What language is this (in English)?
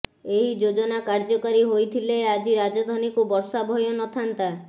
Odia